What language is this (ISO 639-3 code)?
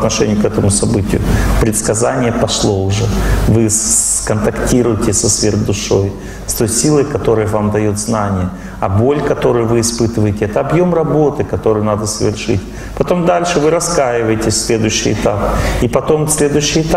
rus